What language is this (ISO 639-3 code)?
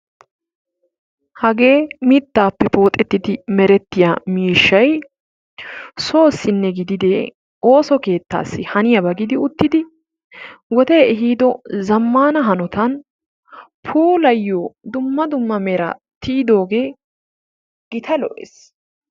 wal